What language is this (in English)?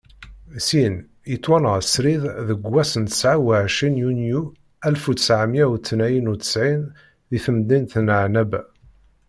Kabyle